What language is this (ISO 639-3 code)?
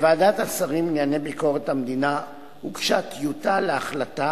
heb